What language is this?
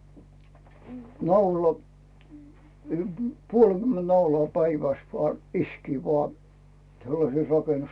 Finnish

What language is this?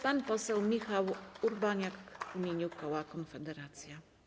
Polish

